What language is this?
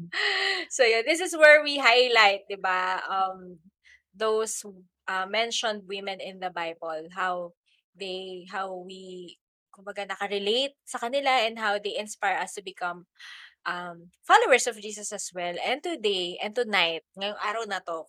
Filipino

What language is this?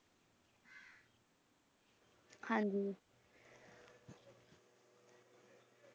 Punjabi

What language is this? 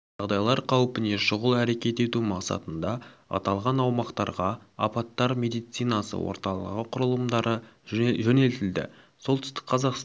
Kazakh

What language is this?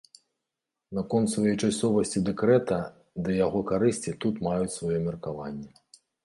Belarusian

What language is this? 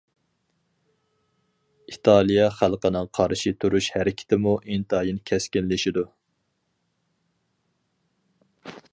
Uyghur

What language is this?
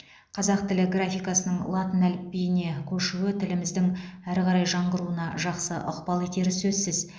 Kazakh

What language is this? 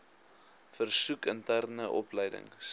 Afrikaans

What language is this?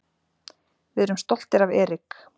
Icelandic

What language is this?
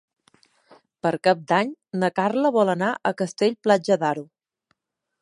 Catalan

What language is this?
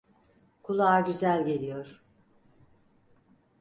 Turkish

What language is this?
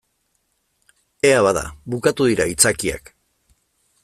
Basque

